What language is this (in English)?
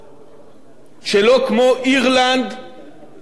Hebrew